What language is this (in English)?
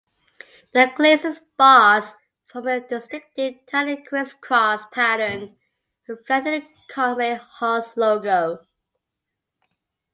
English